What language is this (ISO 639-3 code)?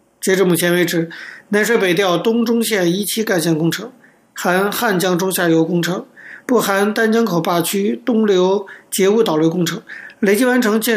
zho